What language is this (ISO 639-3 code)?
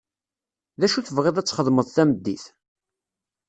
kab